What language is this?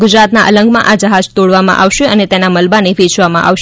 Gujarati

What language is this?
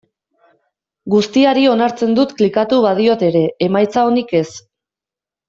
Basque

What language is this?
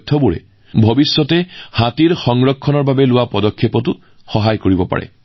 Assamese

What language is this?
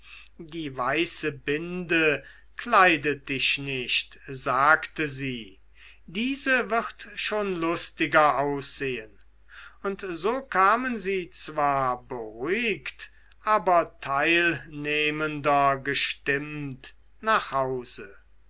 German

